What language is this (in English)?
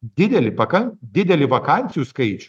Lithuanian